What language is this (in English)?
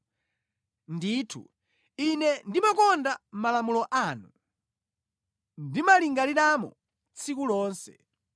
Nyanja